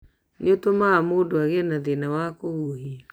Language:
Kikuyu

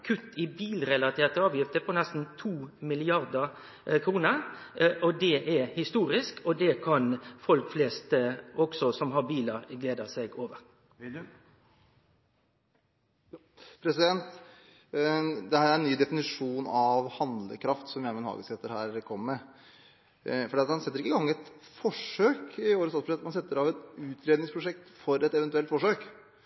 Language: Norwegian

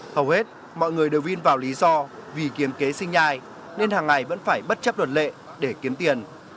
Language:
Vietnamese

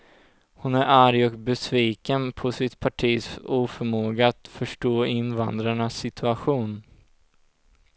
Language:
Swedish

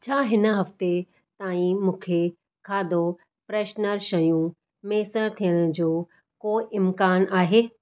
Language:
Sindhi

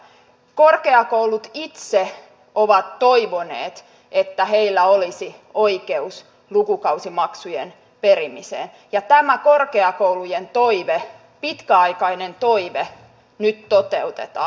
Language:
Finnish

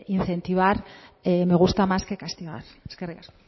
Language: Spanish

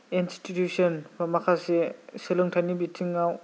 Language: Bodo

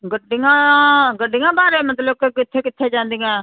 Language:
Punjabi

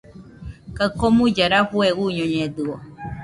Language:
Nüpode Huitoto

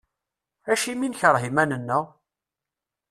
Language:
Kabyle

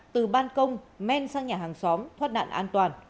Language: Vietnamese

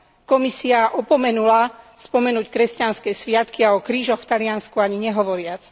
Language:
Slovak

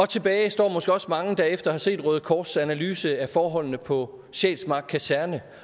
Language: Danish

